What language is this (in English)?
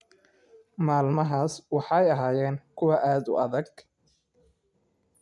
Somali